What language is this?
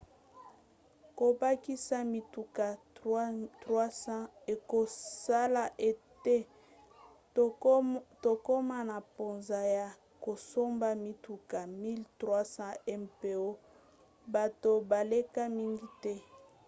Lingala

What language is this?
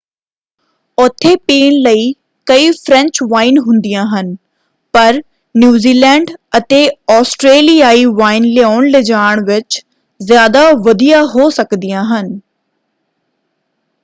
Punjabi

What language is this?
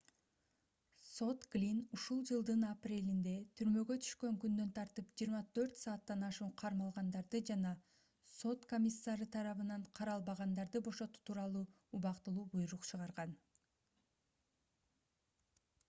Kyrgyz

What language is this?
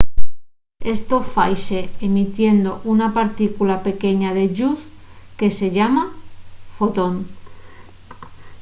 Asturian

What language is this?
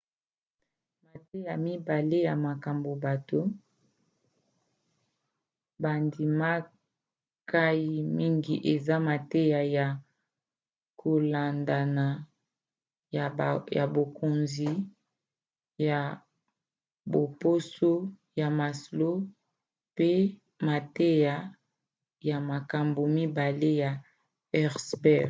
Lingala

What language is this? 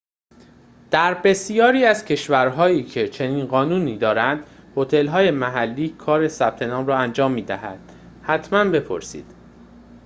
Persian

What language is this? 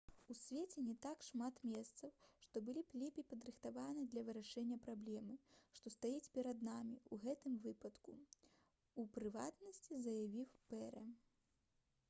Belarusian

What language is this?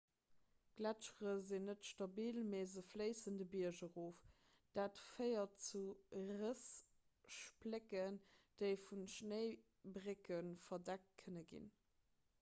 Luxembourgish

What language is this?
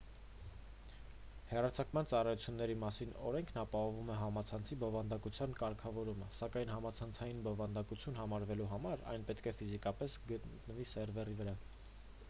Armenian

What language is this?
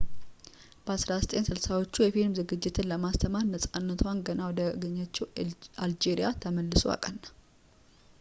Amharic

